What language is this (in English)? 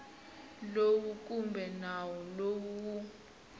Tsonga